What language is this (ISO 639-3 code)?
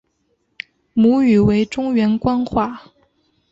zho